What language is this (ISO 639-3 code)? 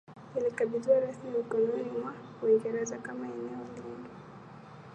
swa